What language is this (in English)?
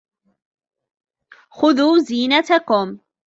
Arabic